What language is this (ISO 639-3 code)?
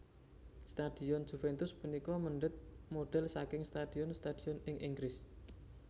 jav